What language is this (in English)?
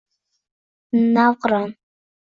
Uzbek